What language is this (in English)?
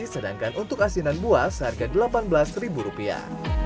Indonesian